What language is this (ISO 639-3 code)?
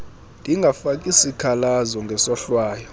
xho